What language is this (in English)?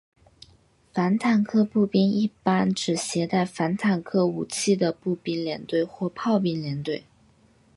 Chinese